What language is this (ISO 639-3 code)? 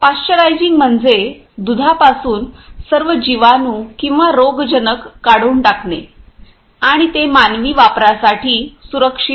mar